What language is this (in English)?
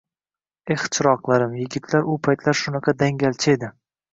Uzbek